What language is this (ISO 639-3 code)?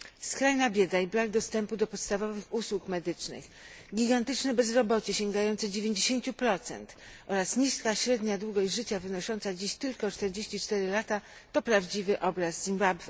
pol